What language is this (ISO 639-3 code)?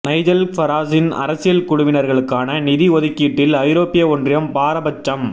tam